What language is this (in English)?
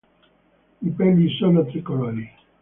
Italian